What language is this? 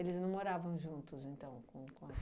Portuguese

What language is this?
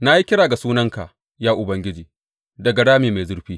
Hausa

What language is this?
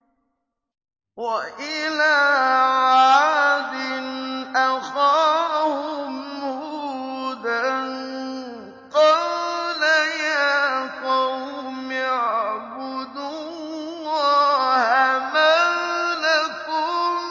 Arabic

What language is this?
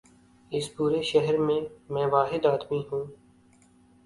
Urdu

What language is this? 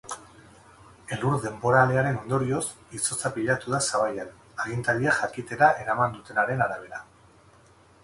Basque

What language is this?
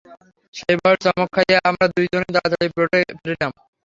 Bangla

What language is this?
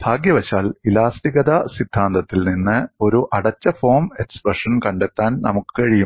Malayalam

